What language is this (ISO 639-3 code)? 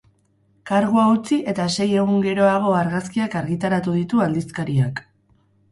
eus